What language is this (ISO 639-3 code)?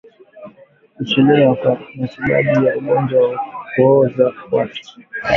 swa